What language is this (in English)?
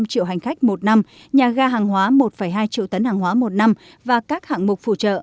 Vietnamese